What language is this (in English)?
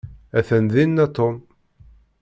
Kabyle